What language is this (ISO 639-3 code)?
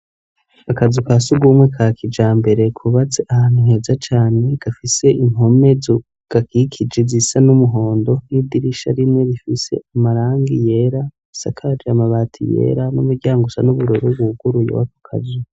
run